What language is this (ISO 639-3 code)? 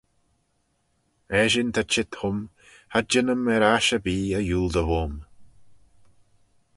glv